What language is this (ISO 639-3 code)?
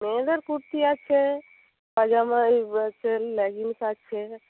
ben